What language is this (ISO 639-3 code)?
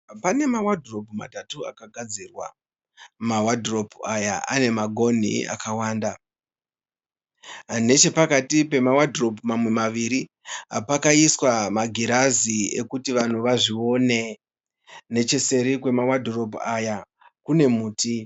sna